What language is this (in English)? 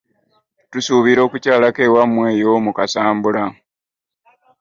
Ganda